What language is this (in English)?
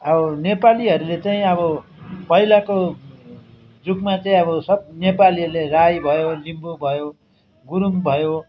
Nepali